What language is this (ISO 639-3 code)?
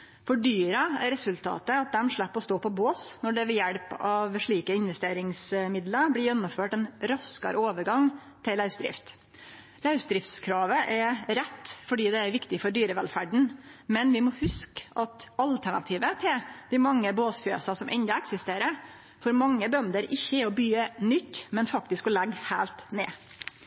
nno